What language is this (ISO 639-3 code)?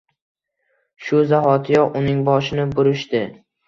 uzb